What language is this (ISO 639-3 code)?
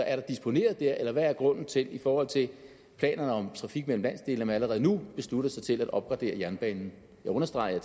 dan